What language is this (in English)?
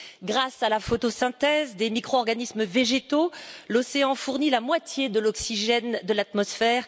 French